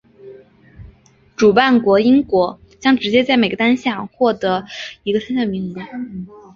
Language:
Chinese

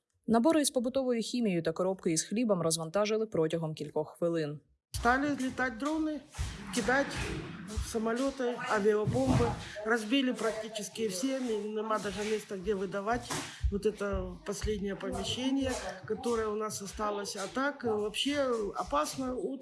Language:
Ukrainian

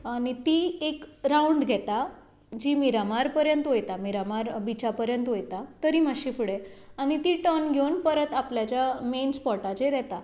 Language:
Konkani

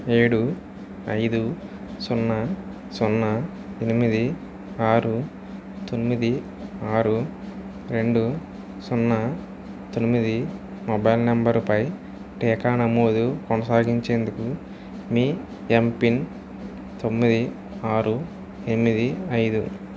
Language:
Telugu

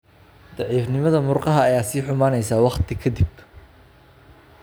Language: Somali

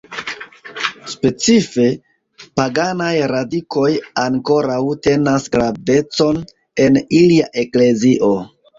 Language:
Esperanto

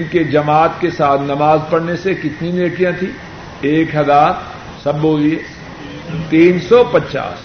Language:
Urdu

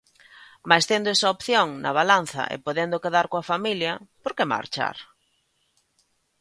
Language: Galician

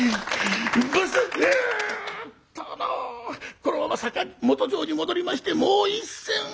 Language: Japanese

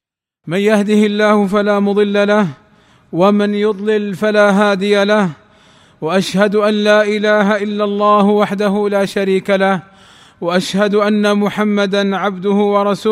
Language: Arabic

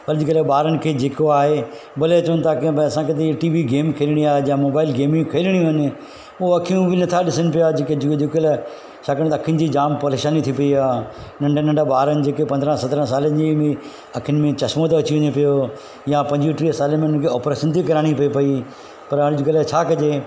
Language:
Sindhi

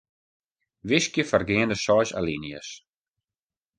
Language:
Western Frisian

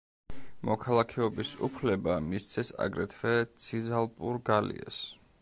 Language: Georgian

